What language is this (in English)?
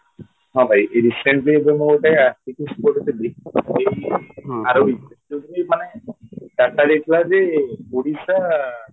Odia